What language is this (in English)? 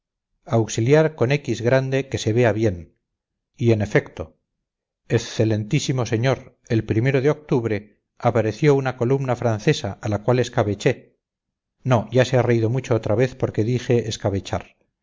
Spanish